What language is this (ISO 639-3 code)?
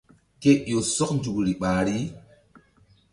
mdd